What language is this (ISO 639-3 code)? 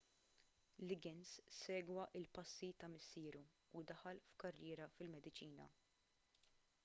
mlt